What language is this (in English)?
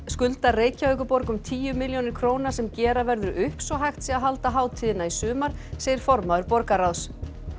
Icelandic